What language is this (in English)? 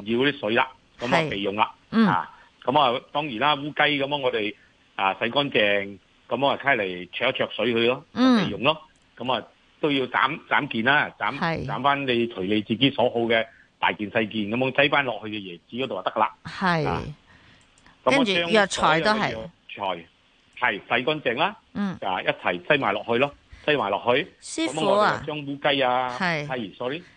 Chinese